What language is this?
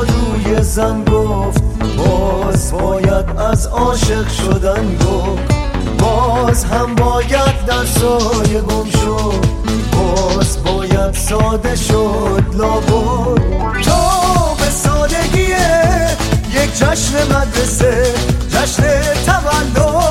Persian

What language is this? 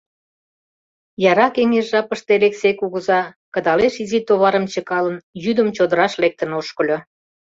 Mari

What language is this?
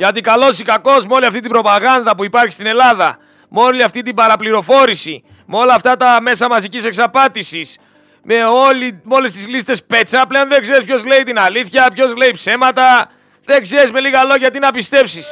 Greek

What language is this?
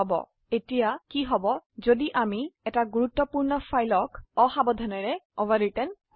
Assamese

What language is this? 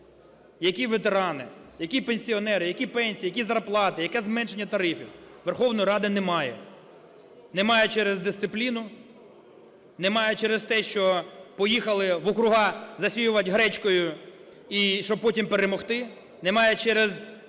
Ukrainian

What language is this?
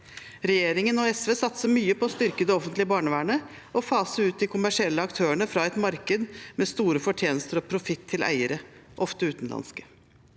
Norwegian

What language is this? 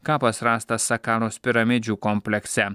Lithuanian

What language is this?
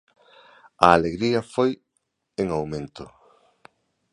Galician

